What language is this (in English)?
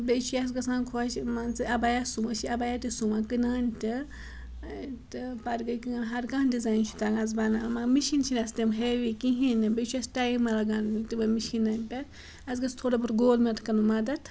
Kashmiri